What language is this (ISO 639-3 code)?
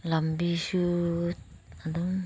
mni